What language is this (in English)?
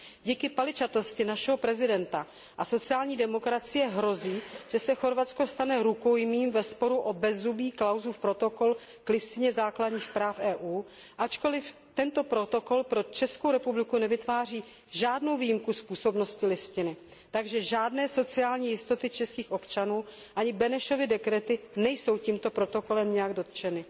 Czech